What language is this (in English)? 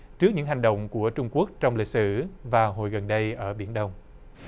Vietnamese